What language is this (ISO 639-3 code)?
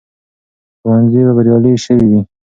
pus